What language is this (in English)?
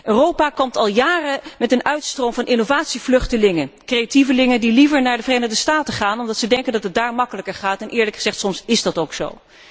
Dutch